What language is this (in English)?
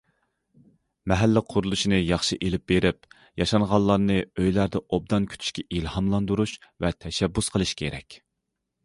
Uyghur